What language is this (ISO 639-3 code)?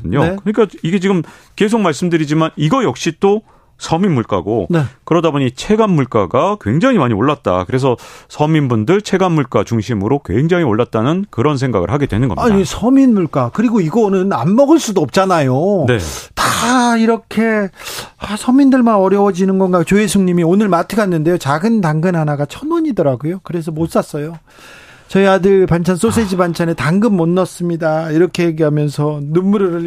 kor